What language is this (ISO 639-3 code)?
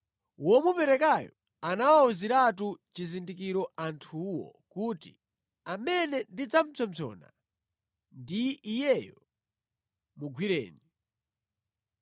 nya